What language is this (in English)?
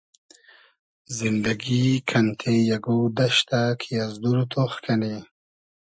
Hazaragi